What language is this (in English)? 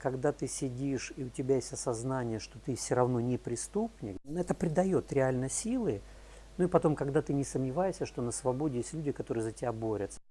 Russian